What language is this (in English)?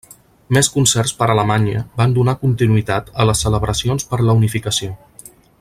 Catalan